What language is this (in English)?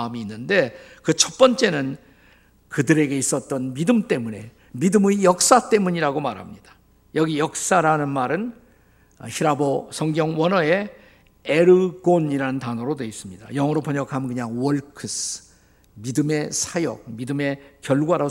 Korean